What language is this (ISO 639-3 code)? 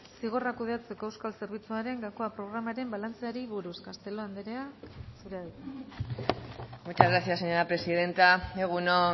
eus